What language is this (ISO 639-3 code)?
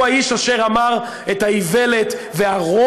heb